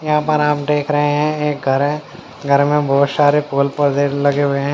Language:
Hindi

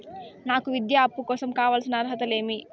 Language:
Telugu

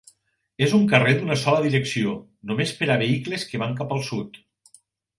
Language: Catalan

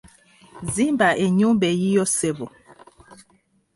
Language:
Ganda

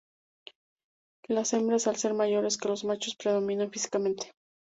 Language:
Spanish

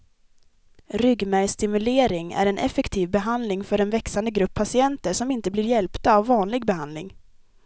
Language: Swedish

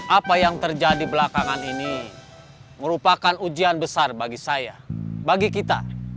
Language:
Indonesian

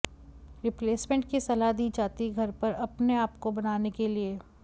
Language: Hindi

